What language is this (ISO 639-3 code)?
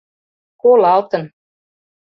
chm